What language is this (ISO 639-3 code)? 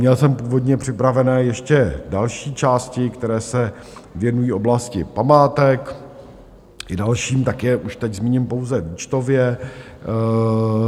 ces